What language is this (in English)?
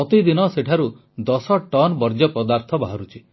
Odia